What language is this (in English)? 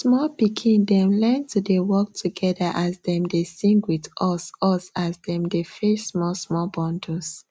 Nigerian Pidgin